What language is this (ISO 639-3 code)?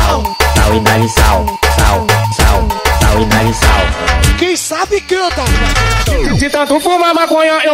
por